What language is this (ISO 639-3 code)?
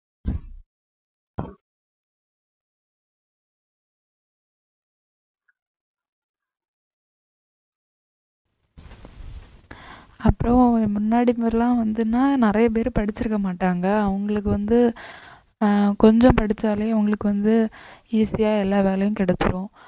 tam